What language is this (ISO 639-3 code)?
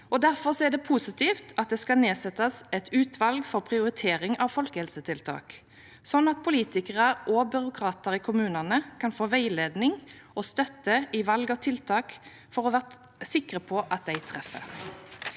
nor